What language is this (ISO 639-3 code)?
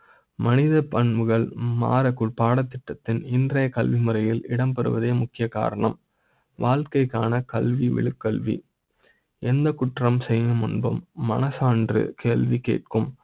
tam